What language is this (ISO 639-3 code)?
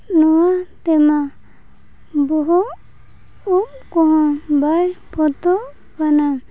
sat